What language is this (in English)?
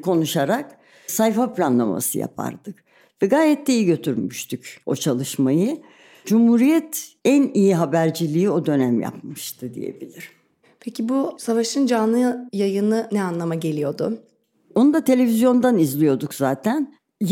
Turkish